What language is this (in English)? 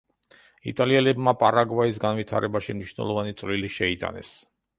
Georgian